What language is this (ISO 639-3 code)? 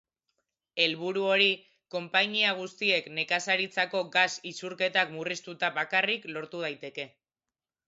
eus